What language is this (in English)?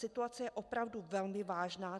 Czech